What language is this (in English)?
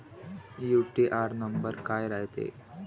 Marathi